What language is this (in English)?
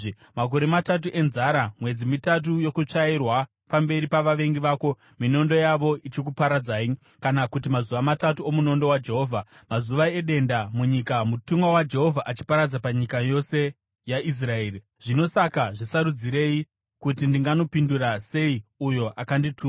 Shona